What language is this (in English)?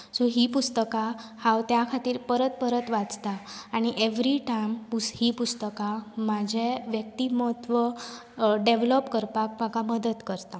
Konkani